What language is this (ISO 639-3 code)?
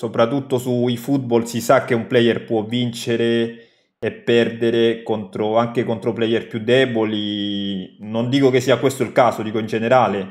ita